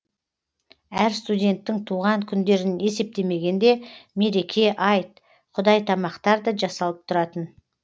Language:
Kazakh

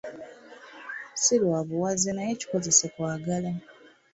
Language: Ganda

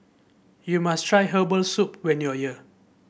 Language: English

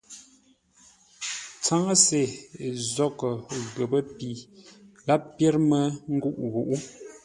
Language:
Ngombale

